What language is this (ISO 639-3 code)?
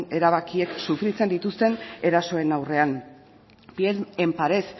eus